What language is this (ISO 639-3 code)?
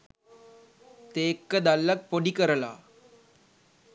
sin